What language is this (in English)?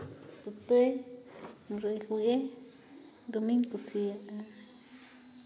Santali